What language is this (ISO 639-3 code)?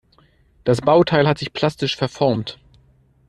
deu